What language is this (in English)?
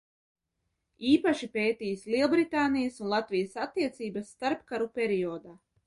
Latvian